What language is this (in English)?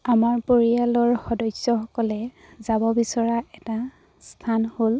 Assamese